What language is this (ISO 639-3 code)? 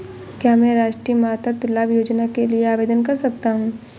hin